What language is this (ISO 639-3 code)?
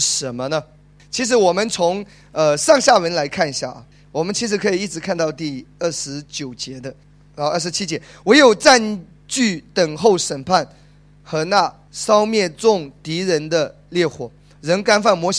zho